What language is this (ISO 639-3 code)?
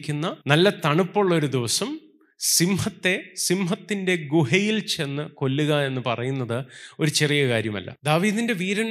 mal